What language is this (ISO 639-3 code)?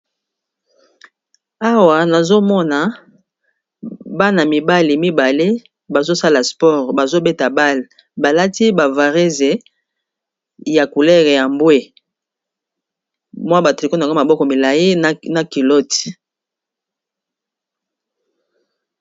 lin